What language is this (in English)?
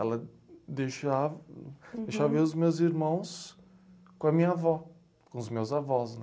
Portuguese